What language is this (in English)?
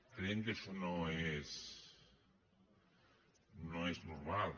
Catalan